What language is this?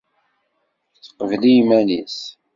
Kabyle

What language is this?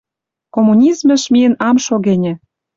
Western Mari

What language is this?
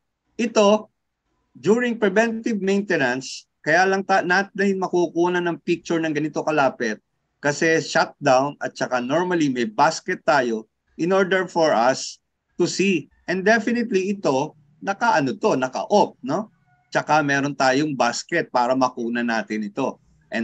Filipino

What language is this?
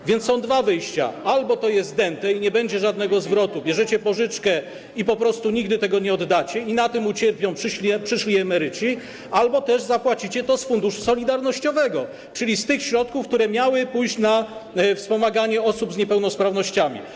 Polish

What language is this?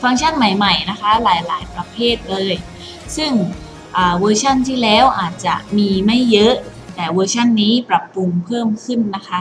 Thai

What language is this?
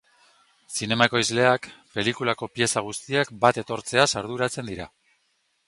Basque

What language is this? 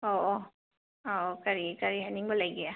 Manipuri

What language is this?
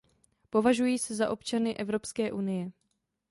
Czech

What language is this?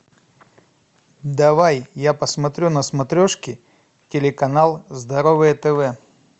Russian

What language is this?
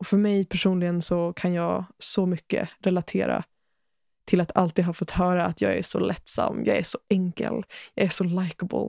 Swedish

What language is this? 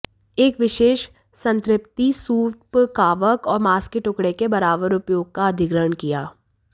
Hindi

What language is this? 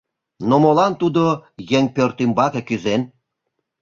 Mari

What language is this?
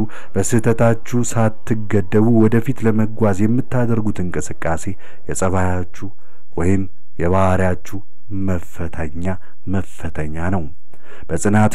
Arabic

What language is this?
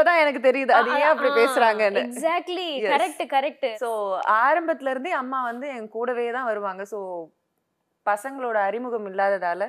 Tamil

